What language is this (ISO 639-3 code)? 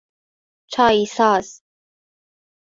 fas